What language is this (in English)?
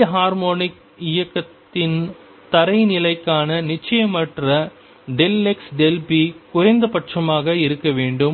Tamil